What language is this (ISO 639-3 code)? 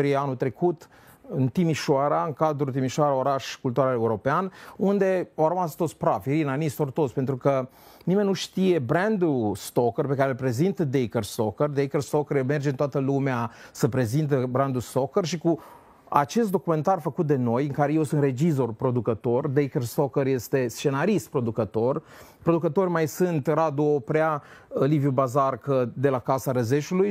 ron